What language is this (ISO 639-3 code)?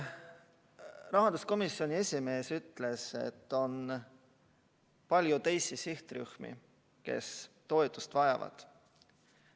est